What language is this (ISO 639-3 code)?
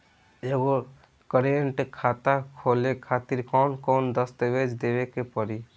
bho